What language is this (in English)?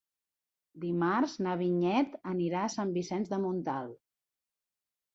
Catalan